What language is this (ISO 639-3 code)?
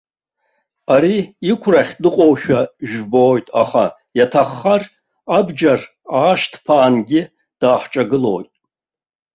abk